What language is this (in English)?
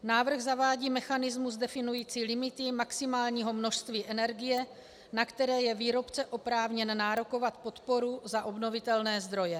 Czech